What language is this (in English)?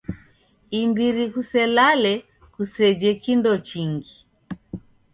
Taita